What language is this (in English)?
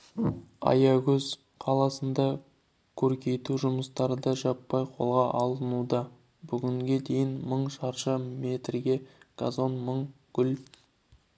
Kazakh